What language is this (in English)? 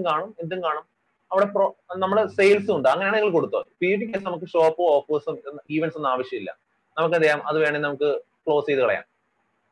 Malayalam